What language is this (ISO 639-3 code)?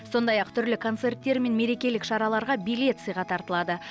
kaz